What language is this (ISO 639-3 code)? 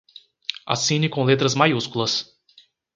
por